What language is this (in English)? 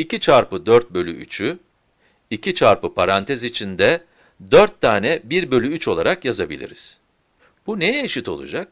Turkish